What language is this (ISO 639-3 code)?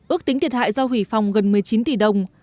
vie